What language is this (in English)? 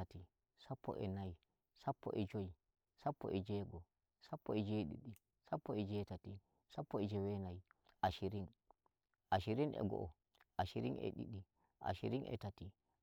Nigerian Fulfulde